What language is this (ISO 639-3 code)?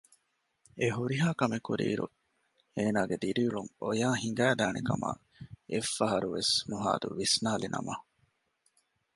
div